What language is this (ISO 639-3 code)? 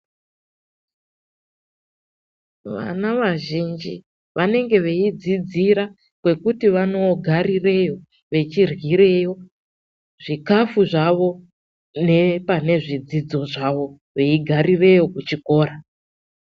ndc